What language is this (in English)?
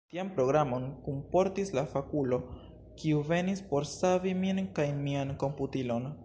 Esperanto